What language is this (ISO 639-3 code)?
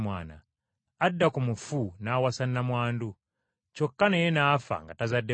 lug